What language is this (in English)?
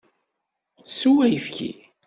Kabyle